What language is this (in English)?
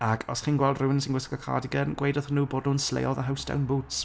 Welsh